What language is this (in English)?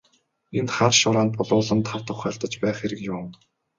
Mongolian